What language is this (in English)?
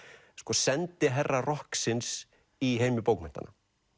Icelandic